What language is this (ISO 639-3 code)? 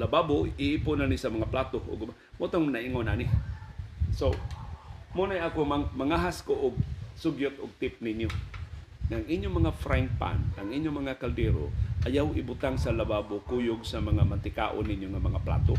fil